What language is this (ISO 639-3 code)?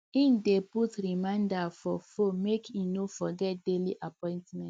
pcm